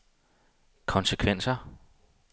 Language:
Danish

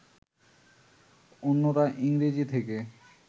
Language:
Bangla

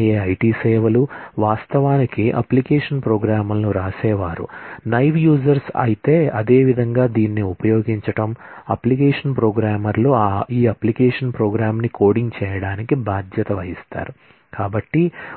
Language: Telugu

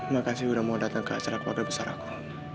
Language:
Indonesian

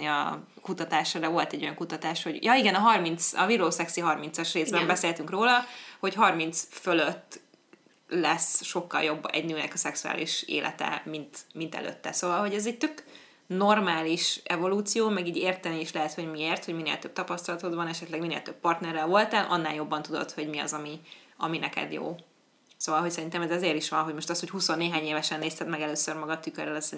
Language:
Hungarian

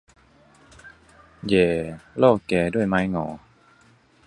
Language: Thai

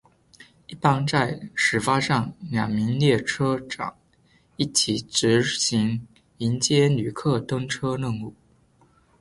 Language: Chinese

